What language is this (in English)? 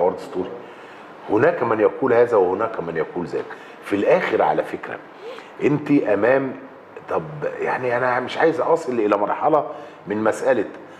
Arabic